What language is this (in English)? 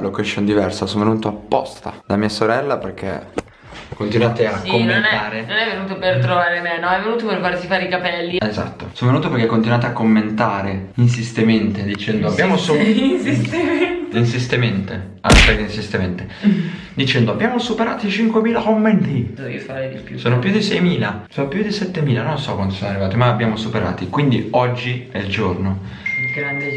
Italian